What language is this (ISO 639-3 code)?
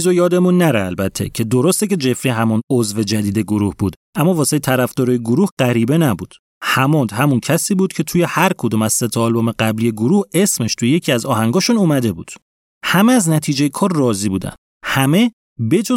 fas